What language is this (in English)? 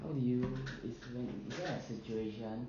English